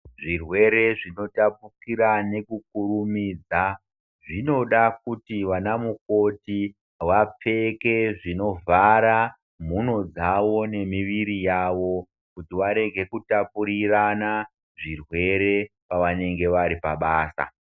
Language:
Ndau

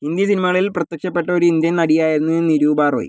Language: Malayalam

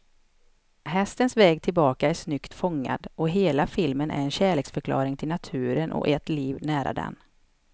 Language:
Swedish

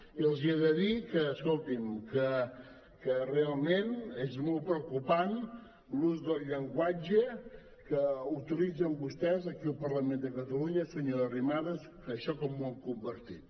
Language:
Catalan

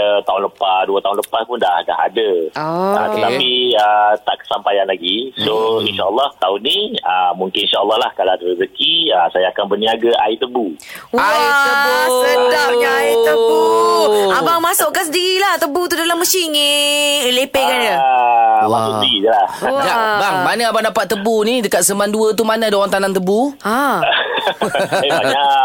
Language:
Malay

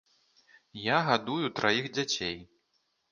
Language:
Belarusian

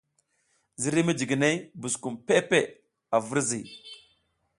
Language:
South Giziga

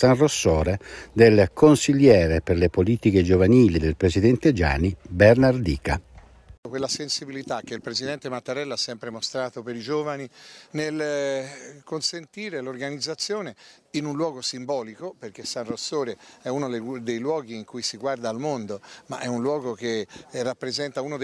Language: Italian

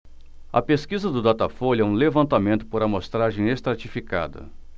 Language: Portuguese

